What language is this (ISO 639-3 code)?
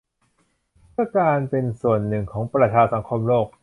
tha